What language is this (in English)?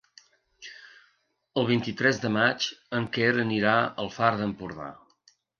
Catalan